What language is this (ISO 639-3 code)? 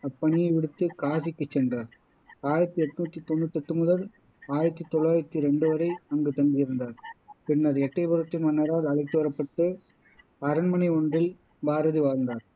tam